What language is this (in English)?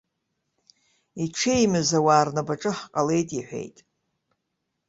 Abkhazian